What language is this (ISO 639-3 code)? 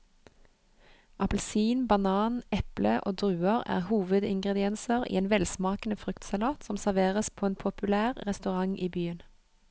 nor